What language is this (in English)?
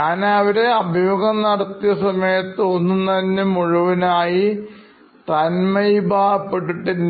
Malayalam